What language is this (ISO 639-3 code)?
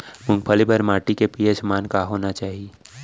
hne